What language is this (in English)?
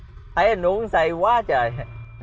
Vietnamese